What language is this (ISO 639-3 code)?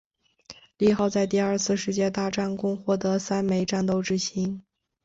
zho